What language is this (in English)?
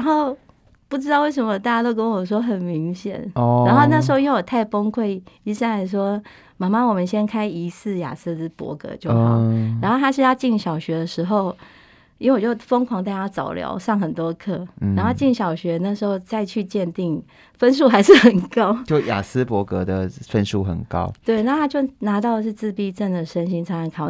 Chinese